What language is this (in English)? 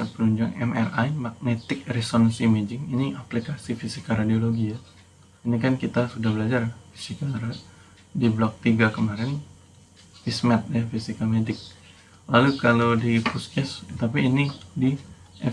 Indonesian